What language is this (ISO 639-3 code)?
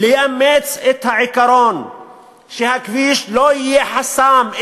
heb